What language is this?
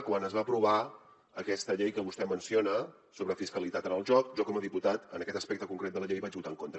Catalan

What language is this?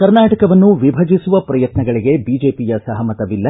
Kannada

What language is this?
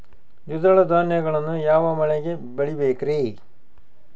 Kannada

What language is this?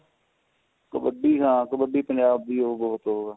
Punjabi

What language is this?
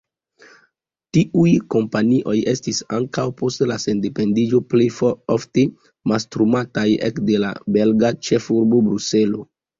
Esperanto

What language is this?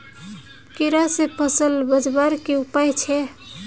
Magahi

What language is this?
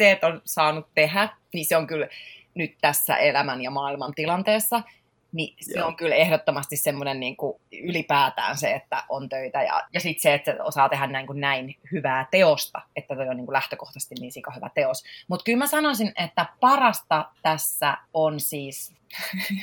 Finnish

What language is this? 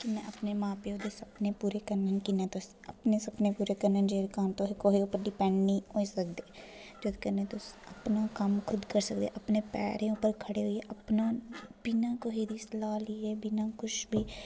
Dogri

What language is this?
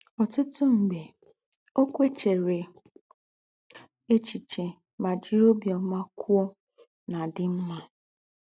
Igbo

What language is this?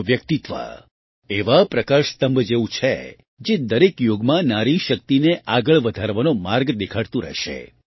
Gujarati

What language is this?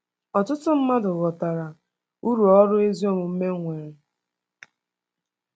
Igbo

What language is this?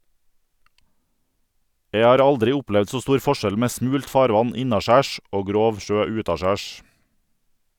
Norwegian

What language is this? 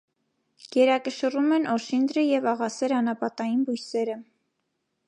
Armenian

